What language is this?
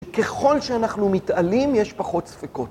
Hebrew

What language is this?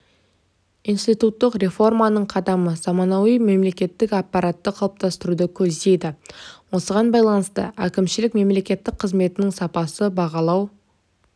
Kazakh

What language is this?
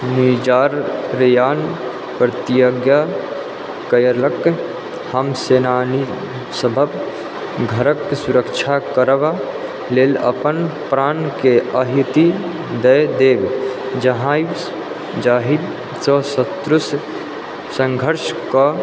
Maithili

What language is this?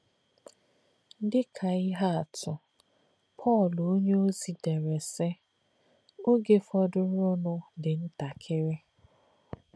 Igbo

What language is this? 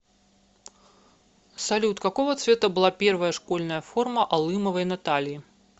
Russian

